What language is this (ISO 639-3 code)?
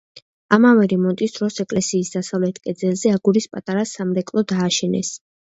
kat